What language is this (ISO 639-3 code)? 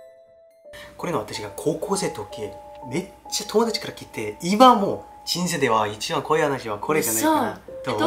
jpn